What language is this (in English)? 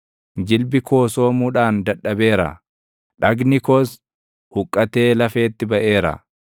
Oromo